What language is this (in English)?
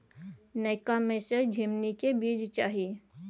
Maithili